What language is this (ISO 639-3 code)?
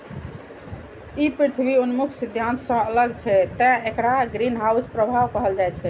mai